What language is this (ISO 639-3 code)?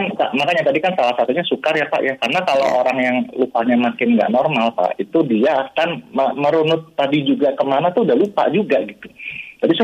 ind